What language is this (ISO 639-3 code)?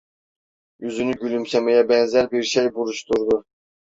tur